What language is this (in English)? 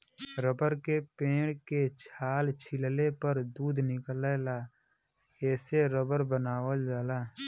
Bhojpuri